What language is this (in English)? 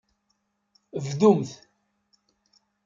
Kabyle